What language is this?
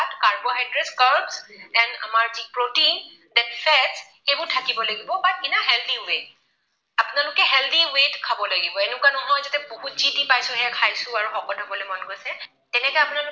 Assamese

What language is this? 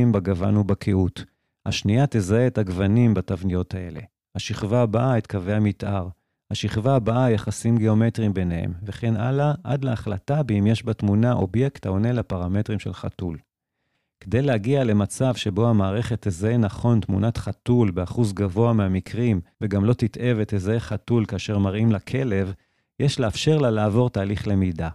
Hebrew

